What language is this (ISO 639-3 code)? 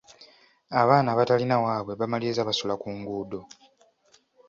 lug